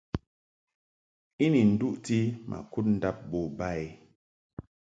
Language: Mungaka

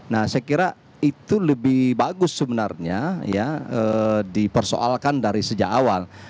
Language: Indonesian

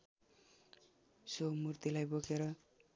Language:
Nepali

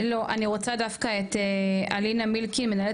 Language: Hebrew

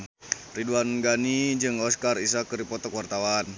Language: Sundanese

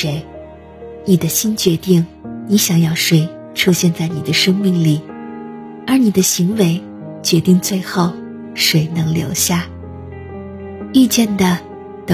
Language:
Chinese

